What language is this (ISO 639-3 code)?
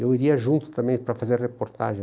por